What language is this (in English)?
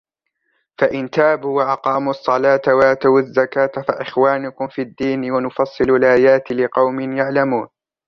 Arabic